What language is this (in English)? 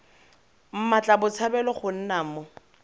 Tswana